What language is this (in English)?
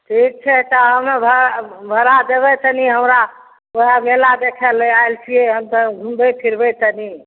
Maithili